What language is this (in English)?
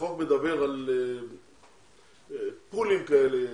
Hebrew